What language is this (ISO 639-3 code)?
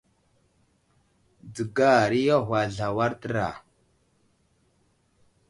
udl